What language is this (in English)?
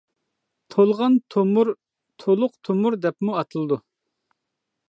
Uyghur